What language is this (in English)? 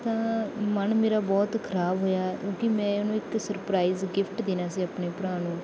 Punjabi